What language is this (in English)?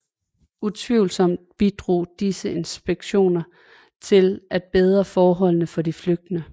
Danish